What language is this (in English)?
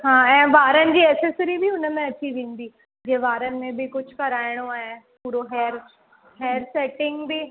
Sindhi